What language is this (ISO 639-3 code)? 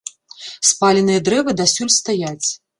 bel